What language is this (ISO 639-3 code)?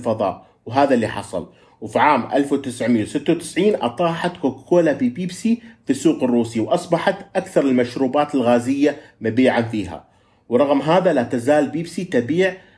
ara